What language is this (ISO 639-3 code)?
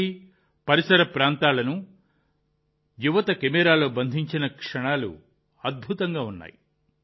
tel